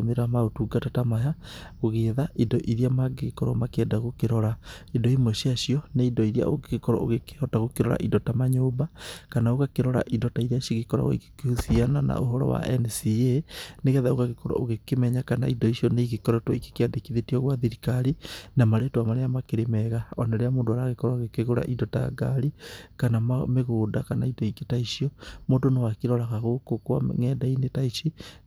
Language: Kikuyu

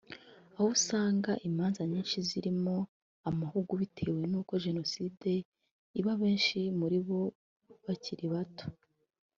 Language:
Kinyarwanda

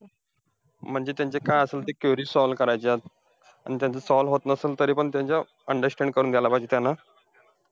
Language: Marathi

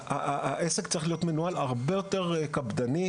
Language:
Hebrew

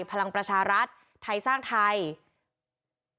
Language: Thai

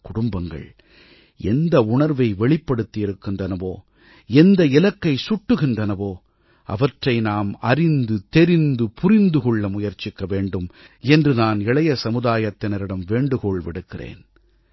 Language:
Tamil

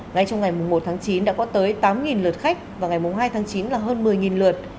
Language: Vietnamese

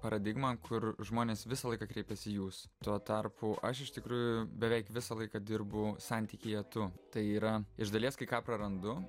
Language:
Lithuanian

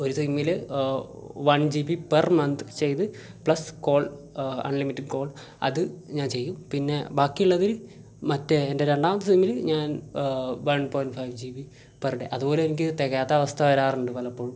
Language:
Malayalam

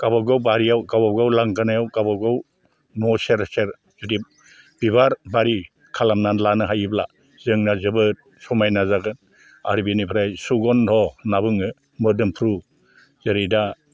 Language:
Bodo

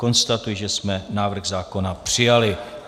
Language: Czech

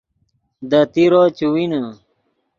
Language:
Yidgha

